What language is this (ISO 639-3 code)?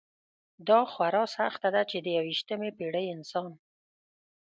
pus